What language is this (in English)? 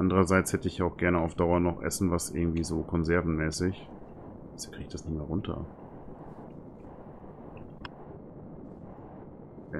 German